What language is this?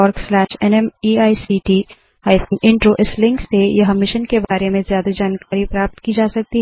Hindi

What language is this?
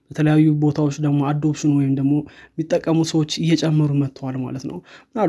Amharic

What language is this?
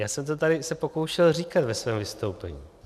Czech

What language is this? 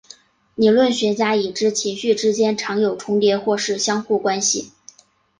Chinese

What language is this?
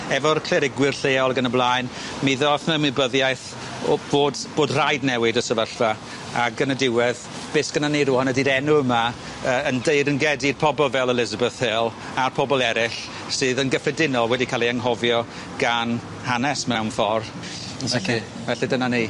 Welsh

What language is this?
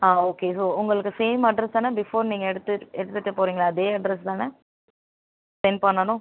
Tamil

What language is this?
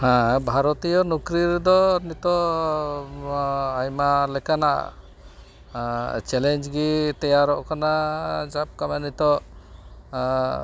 Santali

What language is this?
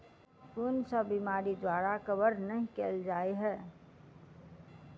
Maithili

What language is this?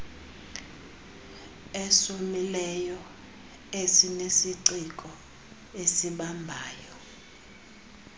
Xhosa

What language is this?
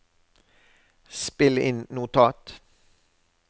Norwegian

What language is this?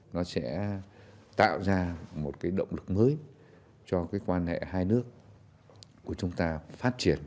Vietnamese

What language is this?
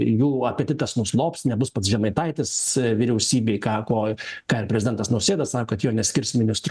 Lithuanian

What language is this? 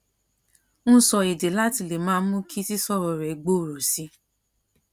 Yoruba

